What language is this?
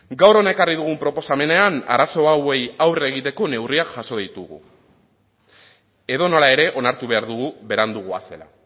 Basque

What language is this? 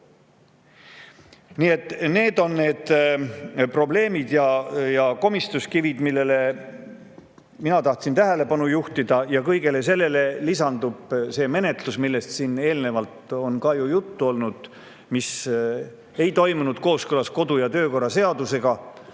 Estonian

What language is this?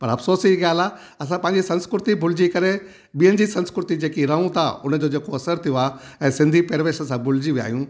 Sindhi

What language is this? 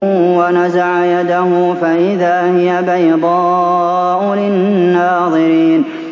Arabic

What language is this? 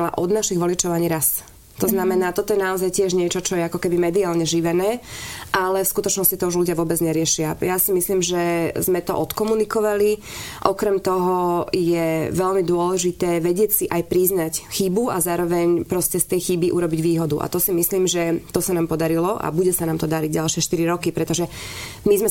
Slovak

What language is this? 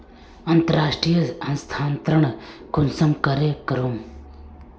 Magahi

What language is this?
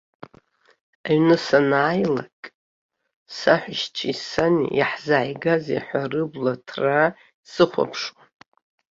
Abkhazian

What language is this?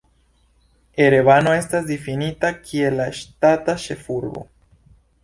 Esperanto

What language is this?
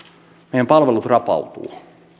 Finnish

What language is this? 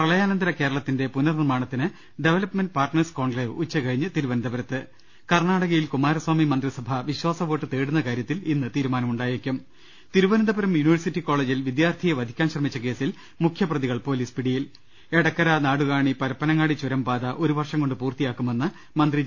Malayalam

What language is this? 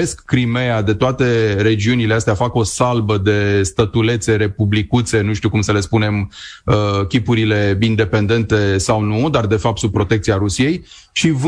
Romanian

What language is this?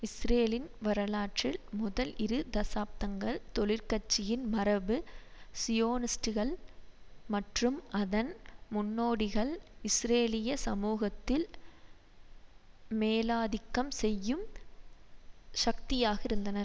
Tamil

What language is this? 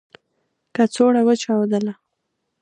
Pashto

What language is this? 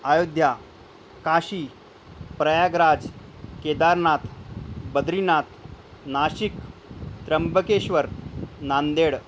Marathi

